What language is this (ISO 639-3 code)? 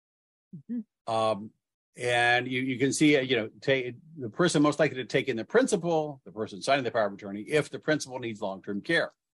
eng